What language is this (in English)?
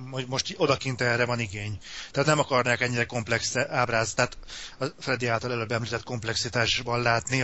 Hungarian